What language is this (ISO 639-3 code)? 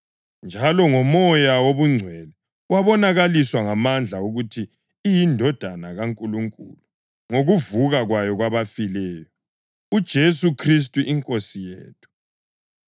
nde